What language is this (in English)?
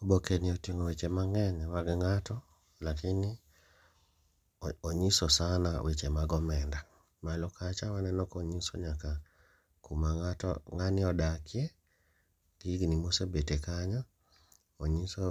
Luo (Kenya and Tanzania)